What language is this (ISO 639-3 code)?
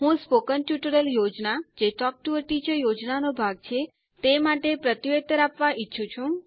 guj